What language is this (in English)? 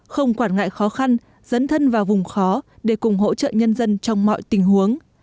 Vietnamese